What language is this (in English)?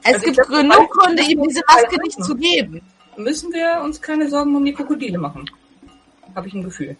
German